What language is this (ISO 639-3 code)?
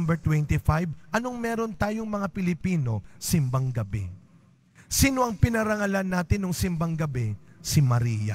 fil